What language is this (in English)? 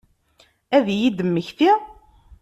Kabyle